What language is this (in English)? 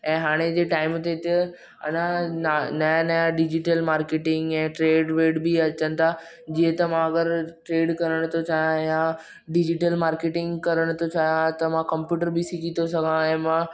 Sindhi